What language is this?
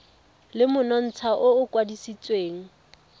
Tswana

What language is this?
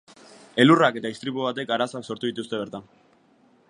Basque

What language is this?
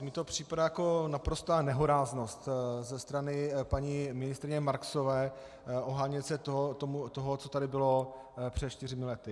Czech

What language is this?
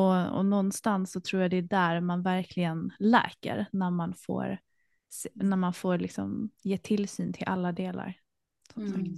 Swedish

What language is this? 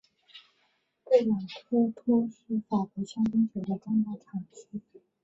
Chinese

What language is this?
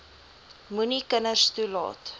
Afrikaans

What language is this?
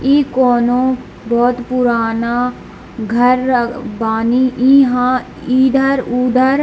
Hindi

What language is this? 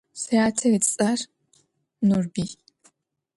Adyghe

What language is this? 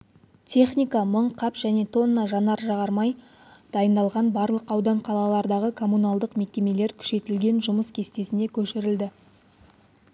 Kazakh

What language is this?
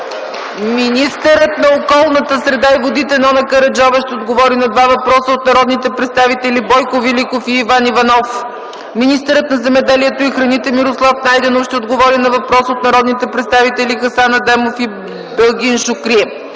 Bulgarian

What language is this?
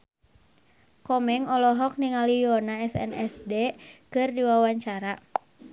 Sundanese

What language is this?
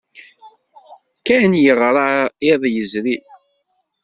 Kabyle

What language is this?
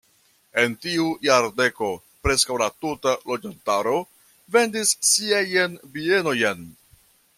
Esperanto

